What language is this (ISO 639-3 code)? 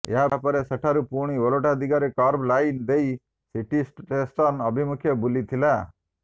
ori